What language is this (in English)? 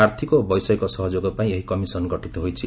Odia